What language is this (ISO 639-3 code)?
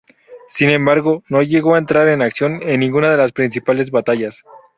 spa